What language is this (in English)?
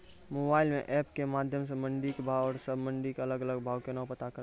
Maithili